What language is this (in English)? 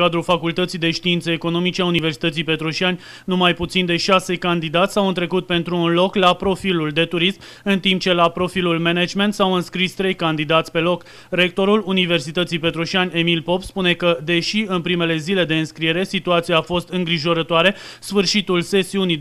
Romanian